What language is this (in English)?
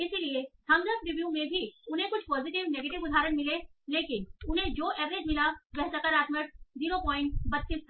Hindi